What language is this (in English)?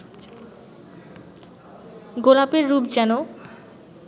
Bangla